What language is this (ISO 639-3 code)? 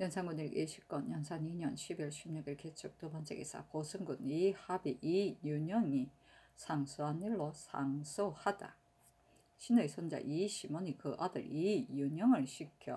kor